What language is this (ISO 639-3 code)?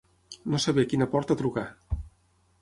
cat